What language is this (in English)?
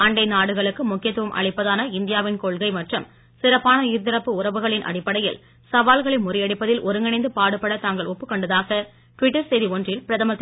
Tamil